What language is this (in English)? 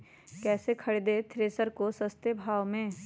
Magahi